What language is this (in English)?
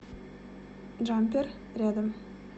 Russian